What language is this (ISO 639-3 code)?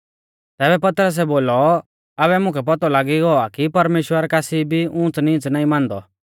bfz